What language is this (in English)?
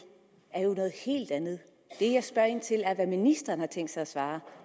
Danish